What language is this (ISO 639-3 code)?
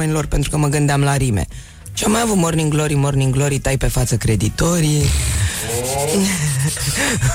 ron